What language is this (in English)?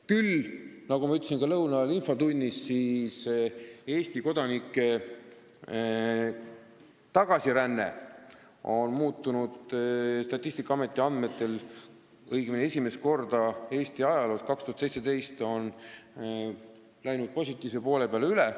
Estonian